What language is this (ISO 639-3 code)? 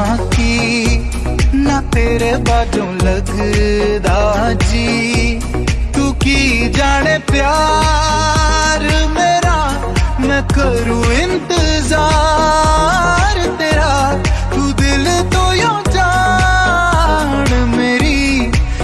hin